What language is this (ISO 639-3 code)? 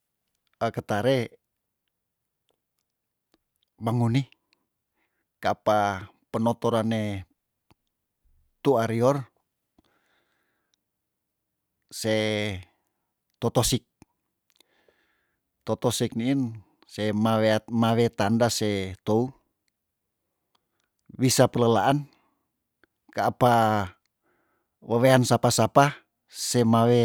tdn